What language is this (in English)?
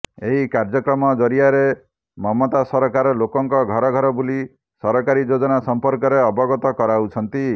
Odia